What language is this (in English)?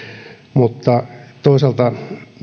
Finnish